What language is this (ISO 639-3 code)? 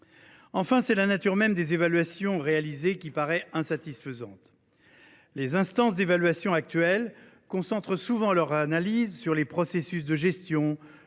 fra